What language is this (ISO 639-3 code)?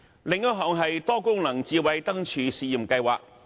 yue